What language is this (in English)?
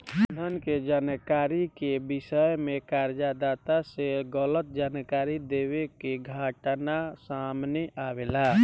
Bhojpuri